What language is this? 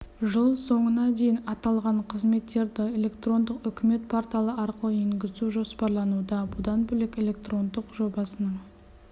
Kazakh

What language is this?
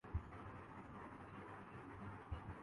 Urdu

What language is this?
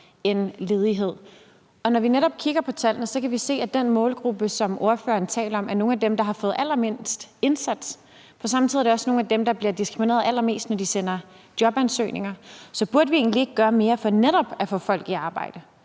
Danish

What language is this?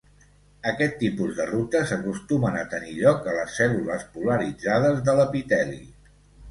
Catalan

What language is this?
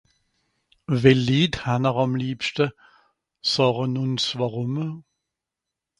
Swiss German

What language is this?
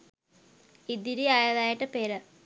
Sinhala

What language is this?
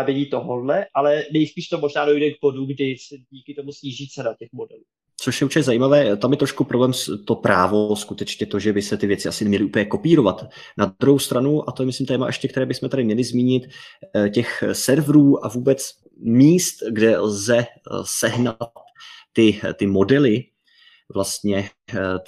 Czech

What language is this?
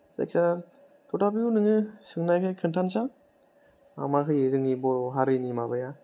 Bodo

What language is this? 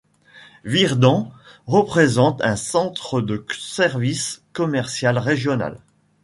French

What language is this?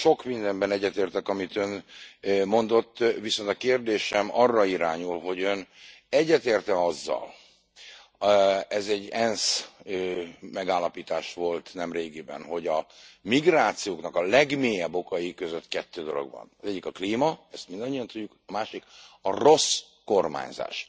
Hungarian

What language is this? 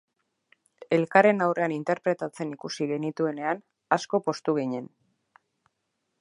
Basque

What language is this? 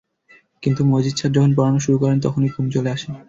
Bangla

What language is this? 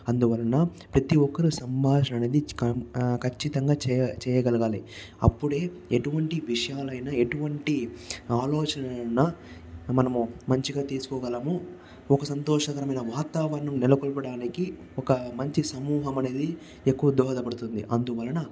Telugu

